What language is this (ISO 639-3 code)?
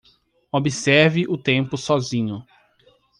por